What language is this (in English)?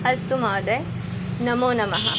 Sanskrit